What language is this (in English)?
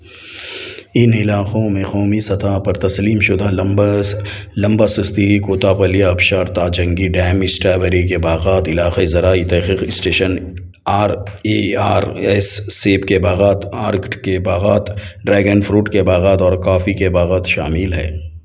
Urdu